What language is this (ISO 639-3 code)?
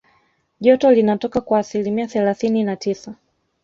swa